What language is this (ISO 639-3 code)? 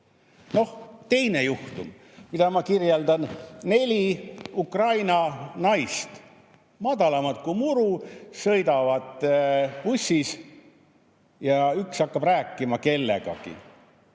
est